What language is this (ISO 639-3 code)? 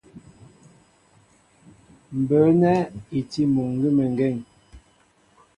mbo